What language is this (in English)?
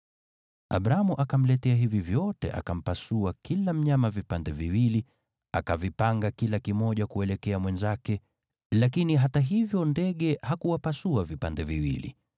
Swahili